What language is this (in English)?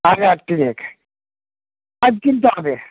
Bangla